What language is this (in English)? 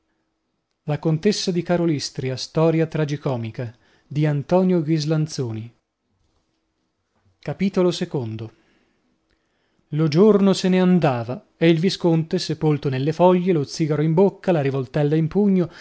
Italian